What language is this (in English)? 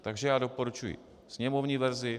Czech